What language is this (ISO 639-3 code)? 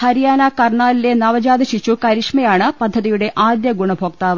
mal